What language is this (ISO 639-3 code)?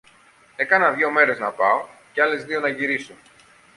ell